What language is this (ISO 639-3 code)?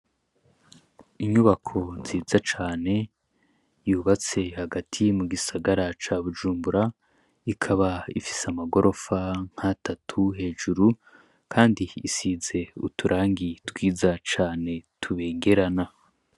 run